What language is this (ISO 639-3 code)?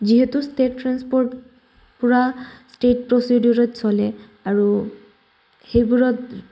asm